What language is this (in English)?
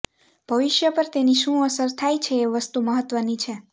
Gujarati